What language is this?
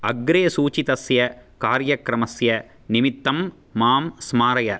Sanskrit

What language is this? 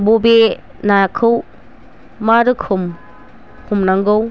Bodo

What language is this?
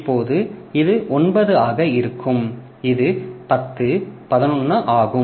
Tamil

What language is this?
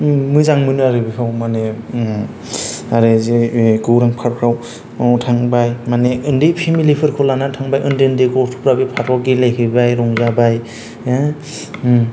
Bodo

